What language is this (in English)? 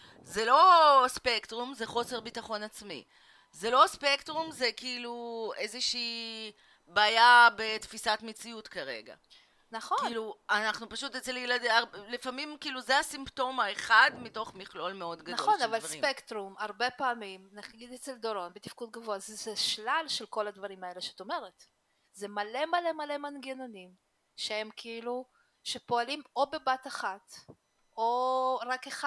Hebrew